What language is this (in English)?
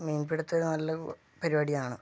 Malayalam